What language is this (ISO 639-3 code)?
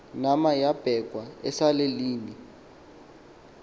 xho